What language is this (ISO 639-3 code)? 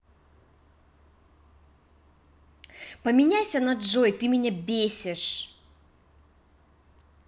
rus